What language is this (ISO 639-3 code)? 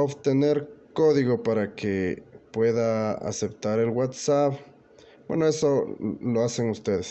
spa